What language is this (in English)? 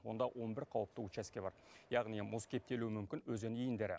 Kazakh